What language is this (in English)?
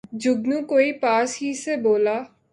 Urdu